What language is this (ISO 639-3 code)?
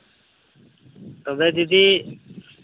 sat